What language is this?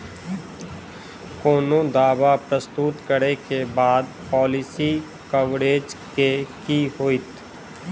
Maithili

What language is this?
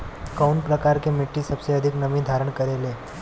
Bhojpuri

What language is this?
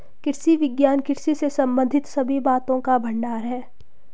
Hindi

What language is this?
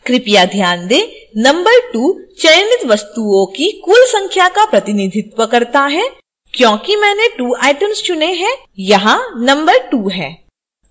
Hindi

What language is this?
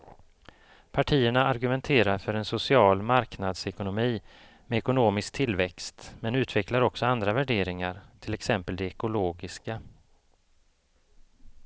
Swedish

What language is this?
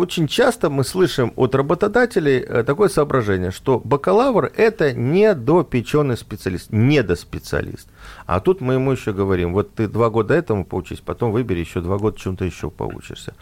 Russian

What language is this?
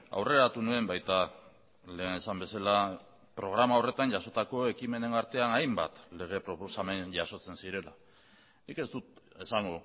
Basque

